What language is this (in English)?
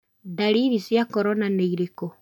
Kikuyu